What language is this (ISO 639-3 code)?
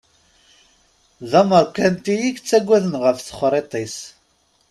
kab